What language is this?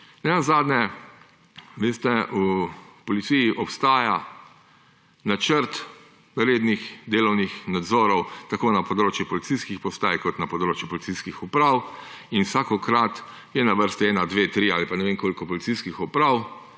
Slovenian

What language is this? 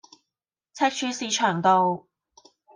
Cantonese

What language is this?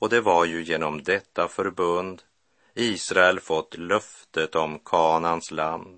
Swedish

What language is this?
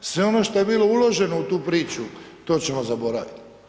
Croatian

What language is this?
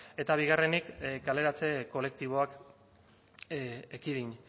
Basque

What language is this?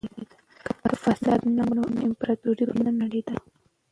Pashto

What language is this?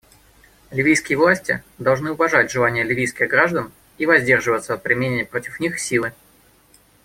Russian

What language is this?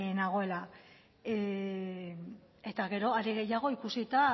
Basque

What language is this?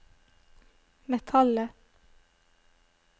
Norwegian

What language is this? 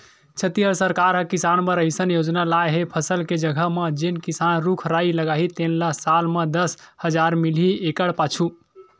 Chhattisgarhi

